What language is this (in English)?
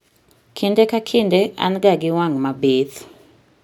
Luo (Kenya and Tanzania)